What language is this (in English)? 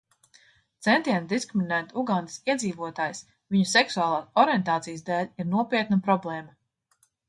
Latvian